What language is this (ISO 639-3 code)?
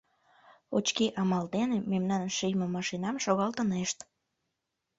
chm